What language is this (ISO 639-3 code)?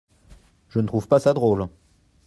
fra